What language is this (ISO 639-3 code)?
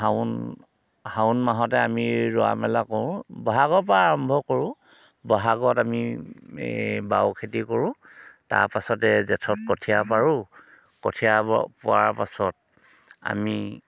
asm